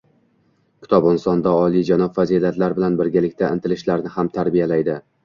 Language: Uzbek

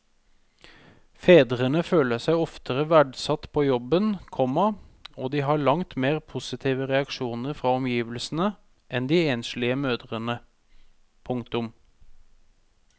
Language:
Norwegian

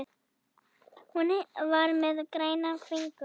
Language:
Icelandic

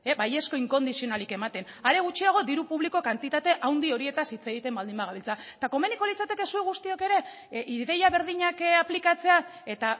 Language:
Basque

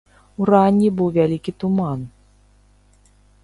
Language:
Belarusian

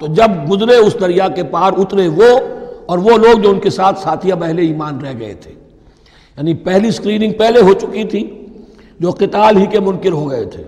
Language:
Urdu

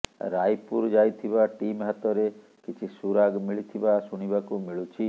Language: Odia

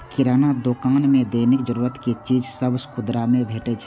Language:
Maithili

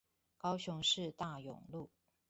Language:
Chinese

